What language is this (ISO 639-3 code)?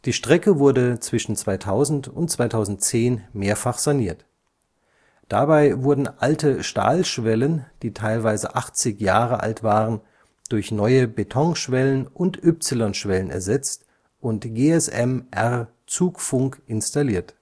deu